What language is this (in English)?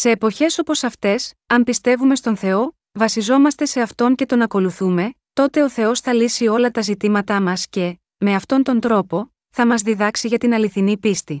Greek